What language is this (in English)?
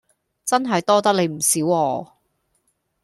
Cantonese